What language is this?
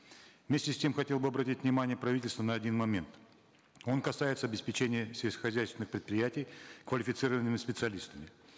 Kazakh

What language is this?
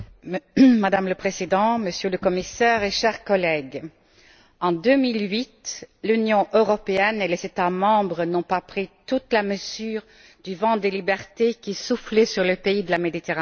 French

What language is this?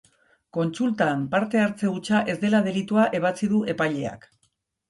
Basque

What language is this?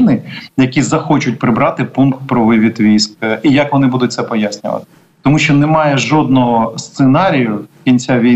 Ukrainian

